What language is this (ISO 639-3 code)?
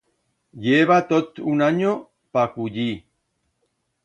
arg